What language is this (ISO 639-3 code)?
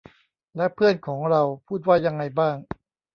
tha